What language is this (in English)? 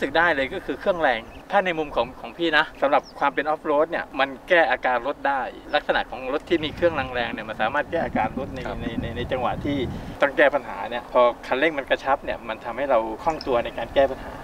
Thai